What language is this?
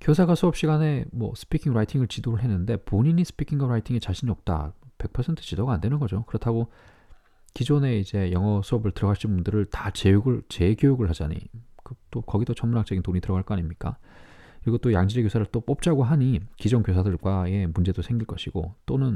Korean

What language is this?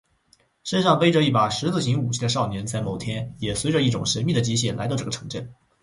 Chinese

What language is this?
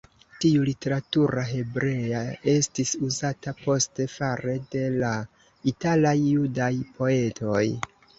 Esperanto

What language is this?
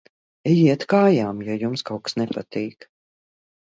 Latvian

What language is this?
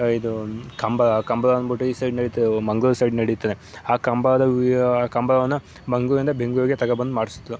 Kannada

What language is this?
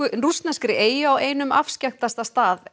Icelandic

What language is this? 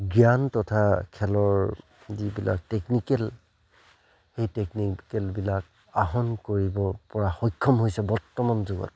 Assamese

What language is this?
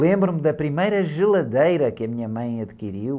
Portuguese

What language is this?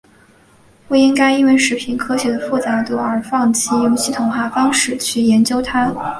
Chinese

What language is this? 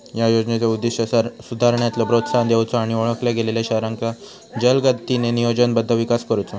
Marathi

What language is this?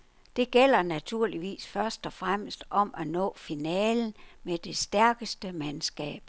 Danish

